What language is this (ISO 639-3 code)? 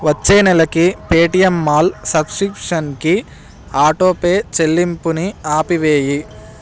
tel